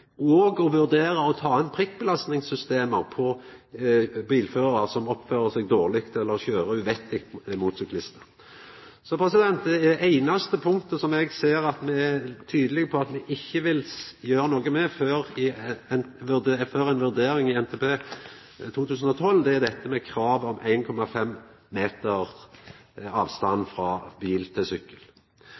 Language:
Norwegian Nynorsk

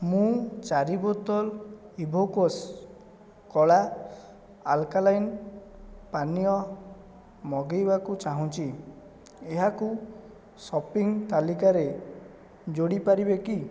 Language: Odia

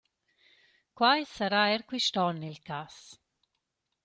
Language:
Romansh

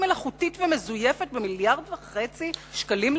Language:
Hebrew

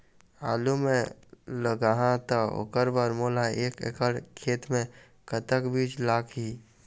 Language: Chhattisgarhi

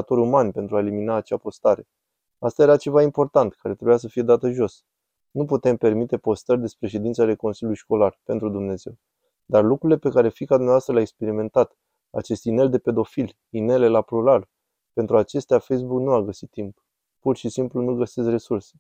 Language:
Romanian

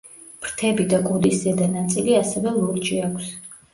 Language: Georgian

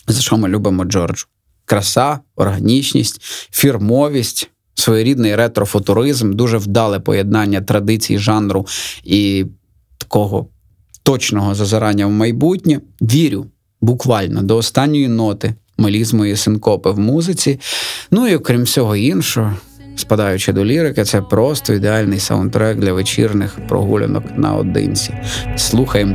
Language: Ukrainian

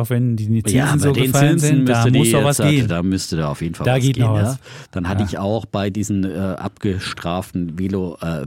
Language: German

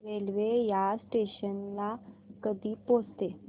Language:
Marathi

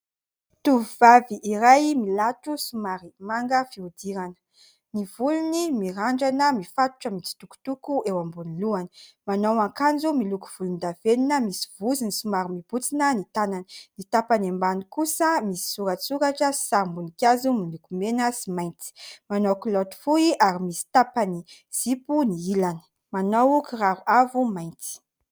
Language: Malagasy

